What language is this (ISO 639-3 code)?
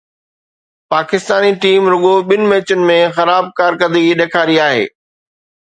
snd